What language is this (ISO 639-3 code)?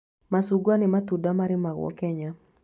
kik